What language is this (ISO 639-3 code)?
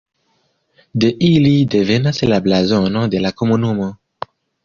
epo